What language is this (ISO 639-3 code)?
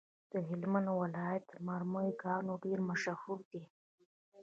pus